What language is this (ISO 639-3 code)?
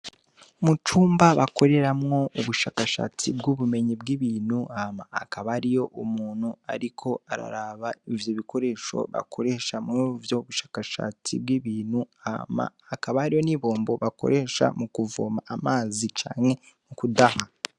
run